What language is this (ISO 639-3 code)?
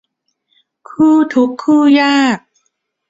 tha